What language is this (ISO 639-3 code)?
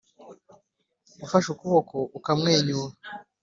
kin